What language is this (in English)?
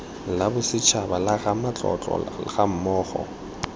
Tswana